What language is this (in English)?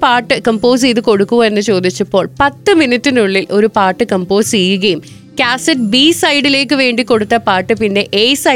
Malayalam